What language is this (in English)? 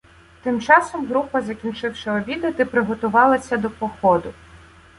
Ukrainian